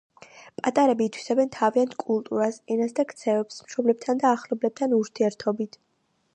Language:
Georgian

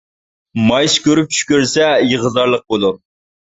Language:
Uyghur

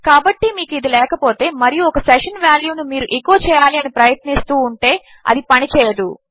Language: Telugu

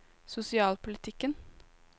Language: Norwegian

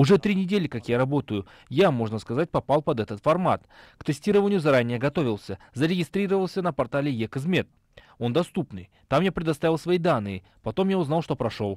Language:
Russian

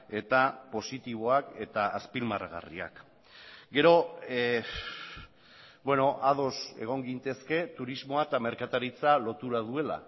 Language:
Basque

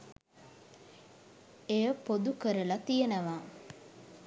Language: Sinhala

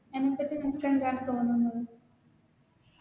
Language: Malayalam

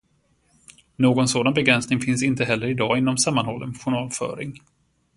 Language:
Swedish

